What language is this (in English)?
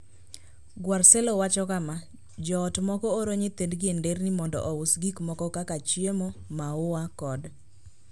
Luo (Kenya and Tanzania)